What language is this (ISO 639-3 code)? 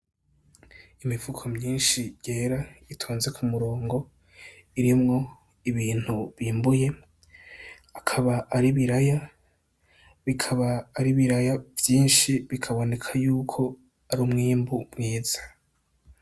run